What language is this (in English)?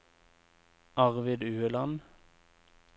Norwegian